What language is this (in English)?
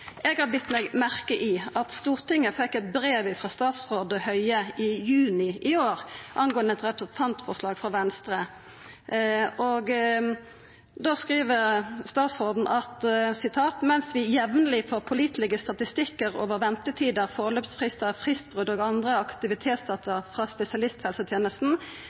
Norwegian Nynorsk